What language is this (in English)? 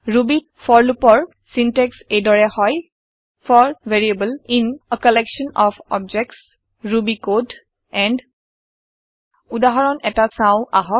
Assamese